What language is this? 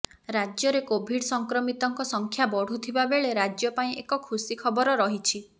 Odia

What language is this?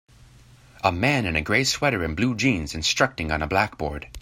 English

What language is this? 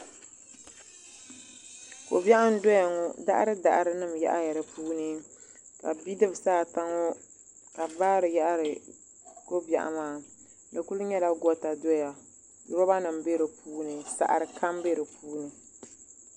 Dagbani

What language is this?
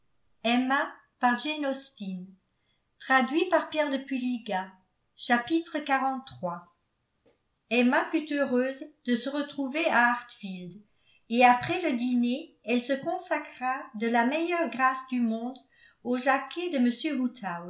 French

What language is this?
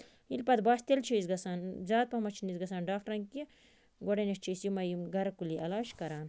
Kashmiri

